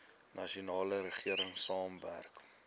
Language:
Afrikaans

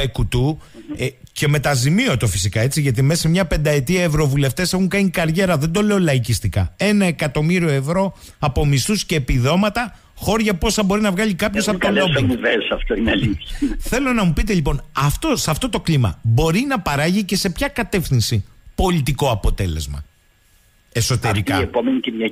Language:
Greek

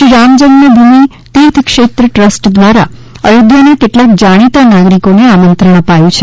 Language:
Gujarati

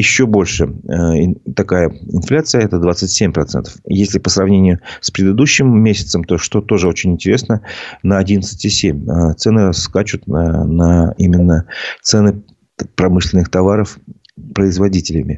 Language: Russian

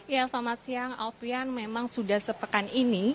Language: Indonesian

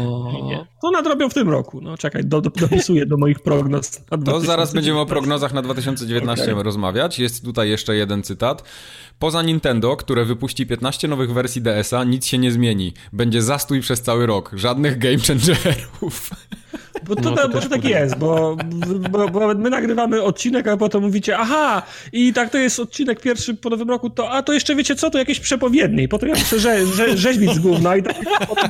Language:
Polish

